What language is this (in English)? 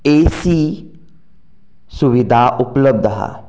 Konkani